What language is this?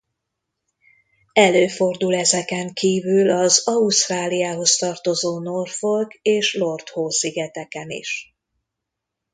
Hungarian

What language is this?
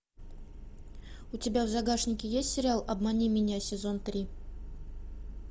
Russian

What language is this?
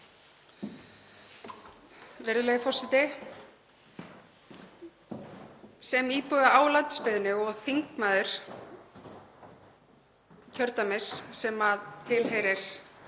Icelandic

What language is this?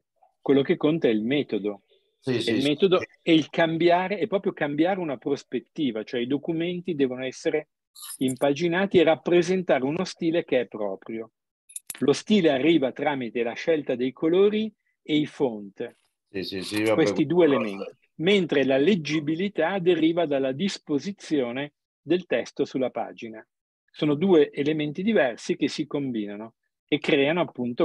Italian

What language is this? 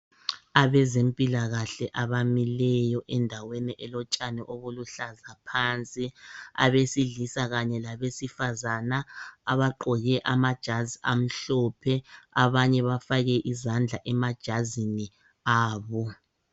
North Ndebele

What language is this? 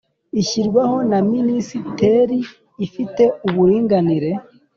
Kinyarwanda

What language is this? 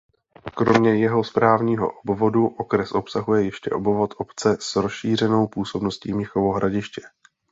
Czech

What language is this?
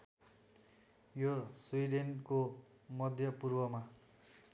Nepali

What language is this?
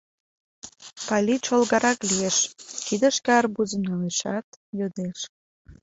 Mari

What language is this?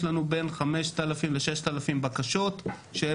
Hebrew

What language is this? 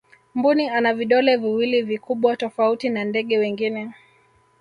Swahili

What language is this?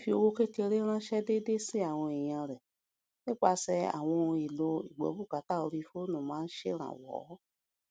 Yoruba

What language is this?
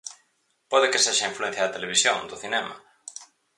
Galician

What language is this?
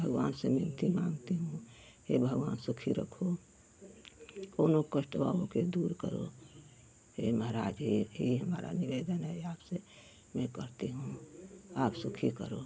Hindi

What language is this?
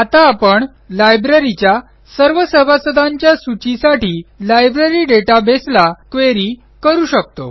Marathi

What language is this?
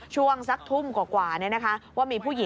Thai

